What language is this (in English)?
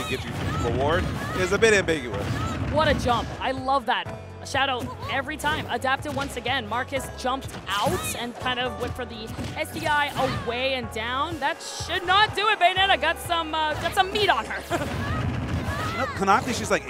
English